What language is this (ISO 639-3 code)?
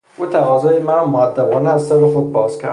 fas